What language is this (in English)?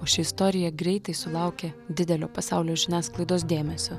Lithuanian